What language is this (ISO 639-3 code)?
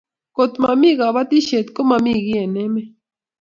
kln